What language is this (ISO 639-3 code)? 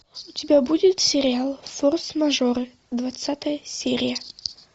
rus